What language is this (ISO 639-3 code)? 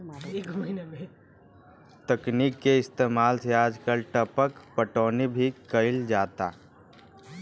bho